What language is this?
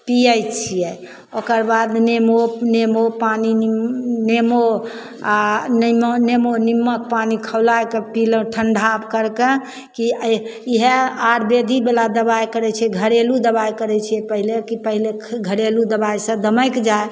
Maithili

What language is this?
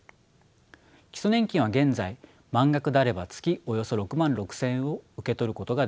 Japanese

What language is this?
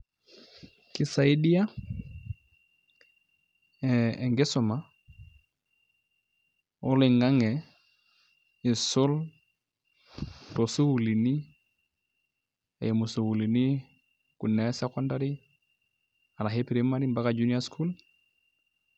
Masai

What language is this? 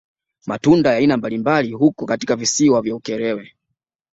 Swahili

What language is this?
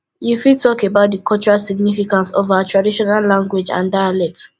Nigerian Pidgin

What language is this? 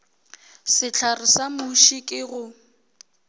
Northern Sotho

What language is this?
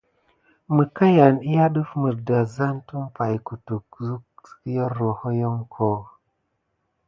Gidar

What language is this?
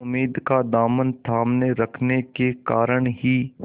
Hindi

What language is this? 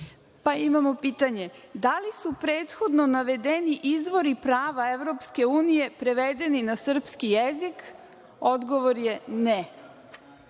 Serbian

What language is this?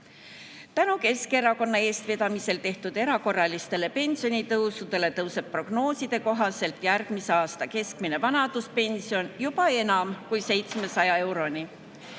Estonian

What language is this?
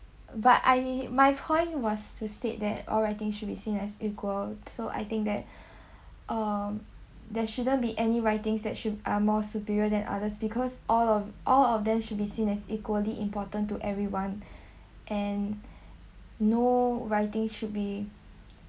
English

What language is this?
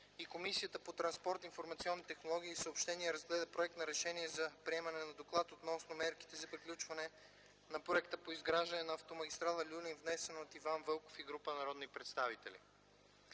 Bulgarian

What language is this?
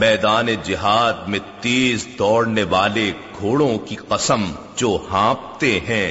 Urdu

